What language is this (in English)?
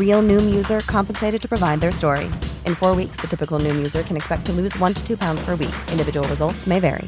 Urdu